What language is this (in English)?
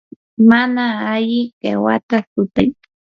Yanahuanca Pasco Quechua